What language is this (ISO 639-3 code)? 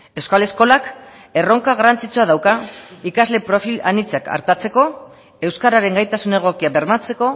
eus